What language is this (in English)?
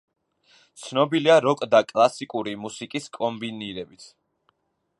Georgian